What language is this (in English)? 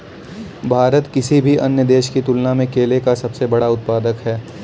Hindi